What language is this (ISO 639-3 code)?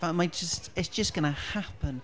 cym